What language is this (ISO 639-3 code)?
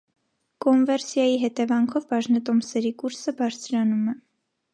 hye